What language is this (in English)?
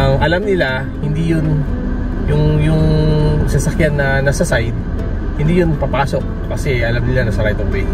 Filipino